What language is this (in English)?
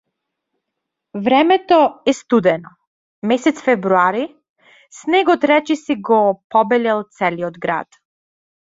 Macedonian